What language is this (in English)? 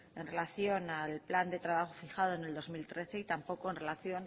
Spanish